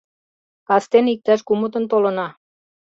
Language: Mari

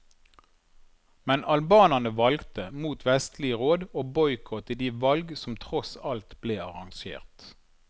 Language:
Norwegian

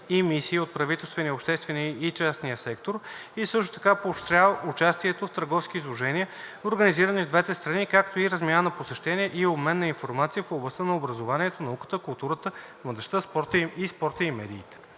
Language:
Bulgarian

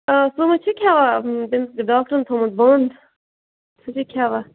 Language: Kashmiri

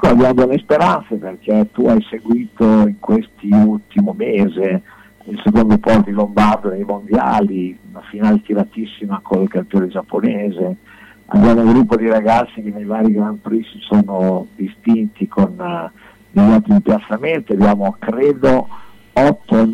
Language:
Italian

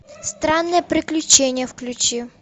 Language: Russian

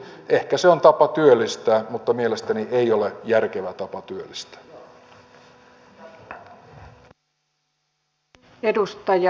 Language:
Finnish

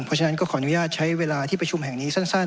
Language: Thai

